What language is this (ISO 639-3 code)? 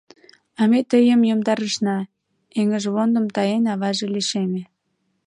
chm